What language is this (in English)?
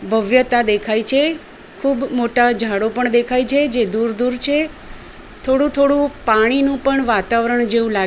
Gujarati